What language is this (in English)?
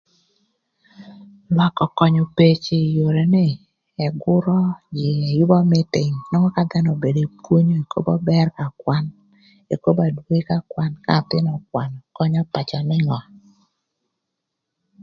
Thur